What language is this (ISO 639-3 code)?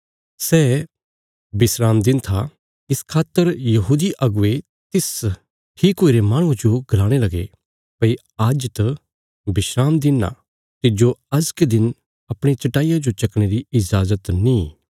kfs